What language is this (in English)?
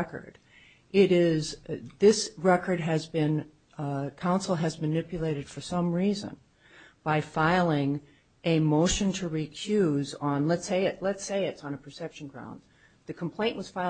English